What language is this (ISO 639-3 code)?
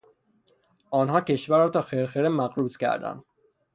fas